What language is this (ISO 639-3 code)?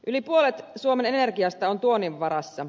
fin